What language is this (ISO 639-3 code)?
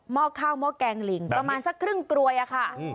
tha